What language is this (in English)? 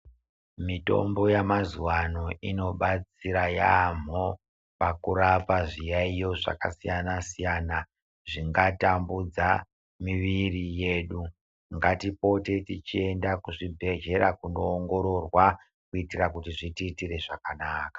Ndau